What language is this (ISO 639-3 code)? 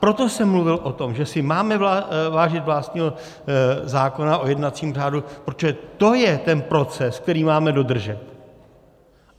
ces